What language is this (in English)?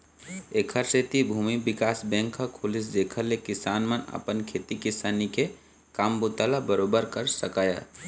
Chhattisgarhi